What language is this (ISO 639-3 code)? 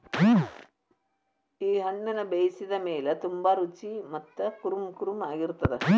kan